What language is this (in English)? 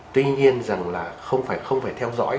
Vietnamese